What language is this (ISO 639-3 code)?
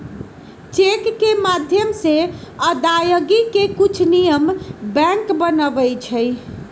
mag